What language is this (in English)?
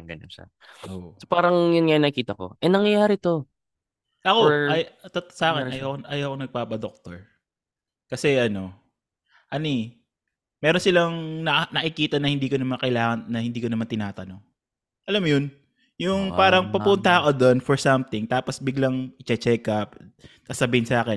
Filipino